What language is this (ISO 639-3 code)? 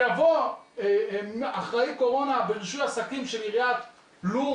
heb